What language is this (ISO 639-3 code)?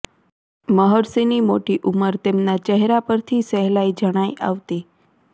guj